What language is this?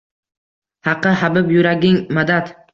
Uzbek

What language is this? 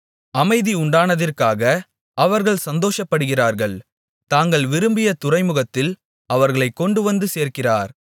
Tamil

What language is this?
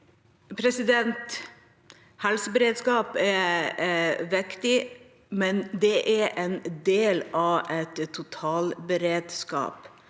Norwegian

